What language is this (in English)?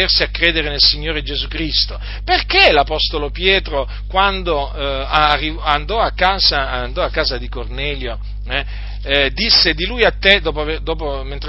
Italian